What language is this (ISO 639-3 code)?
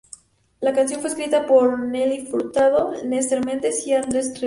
spa